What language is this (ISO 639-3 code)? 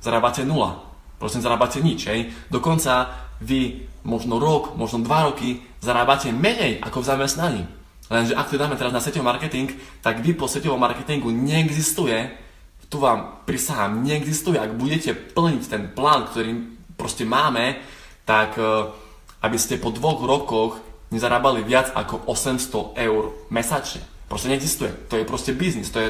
slk